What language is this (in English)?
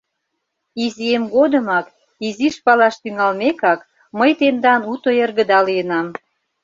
Mari